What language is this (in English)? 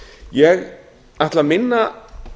Icelandic